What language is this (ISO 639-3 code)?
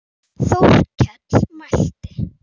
isl